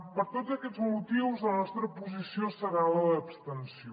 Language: Catalan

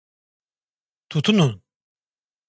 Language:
Turkish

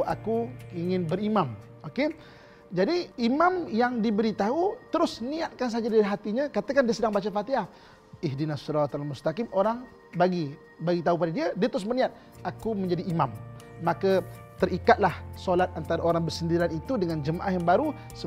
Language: Malay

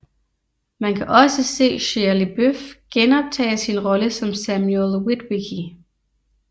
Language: Danish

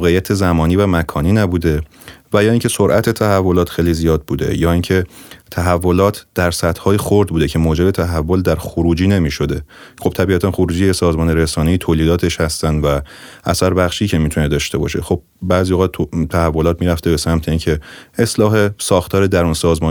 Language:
Persian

